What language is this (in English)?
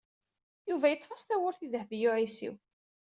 Kabyle